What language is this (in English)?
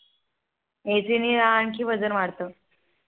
Marathi